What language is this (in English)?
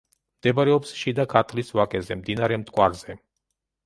Georgian